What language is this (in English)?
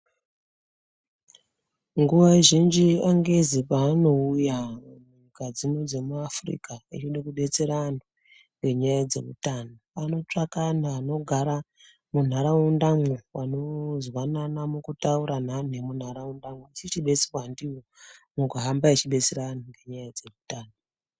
Ndau